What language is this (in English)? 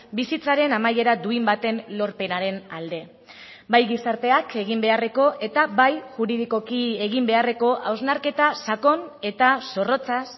Basque